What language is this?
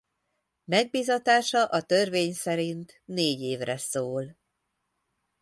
Hungarian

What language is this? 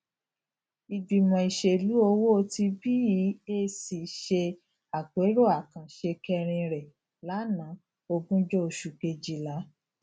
Yoruba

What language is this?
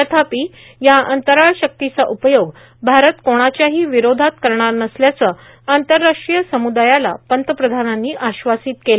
Marathi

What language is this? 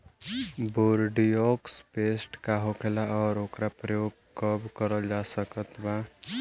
Bhojpuri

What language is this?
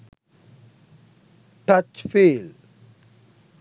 Sinhala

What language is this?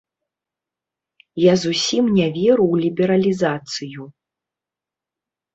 Belarusian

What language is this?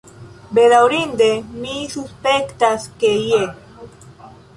Esperanto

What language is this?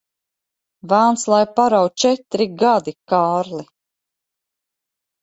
Latvian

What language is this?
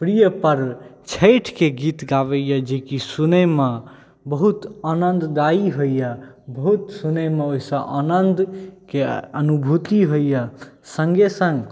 Maithili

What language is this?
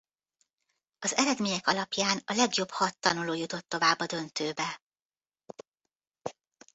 Hungarian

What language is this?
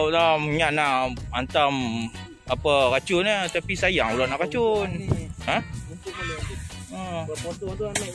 Malay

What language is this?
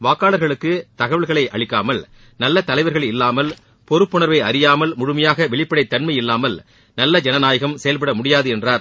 Tamil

